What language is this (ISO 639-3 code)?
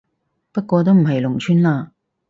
yue